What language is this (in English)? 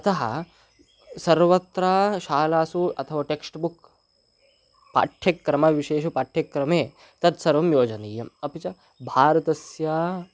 Sanskrit